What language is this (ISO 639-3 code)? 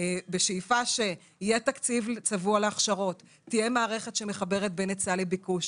heb